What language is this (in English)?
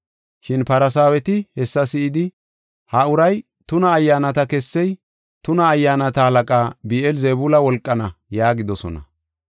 Gofa